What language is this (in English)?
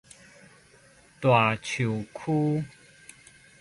Min Nan Chinese